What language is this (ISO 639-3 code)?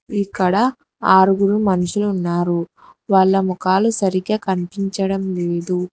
tel